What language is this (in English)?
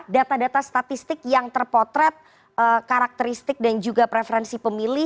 Indonesian